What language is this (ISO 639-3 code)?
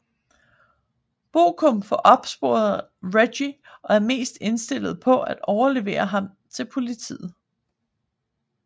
dan